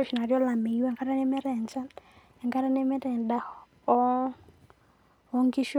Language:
Masai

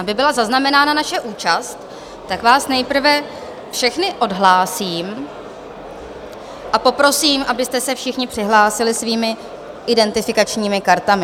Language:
Czech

